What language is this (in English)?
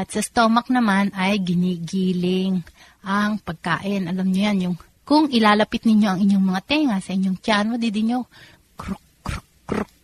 Filipino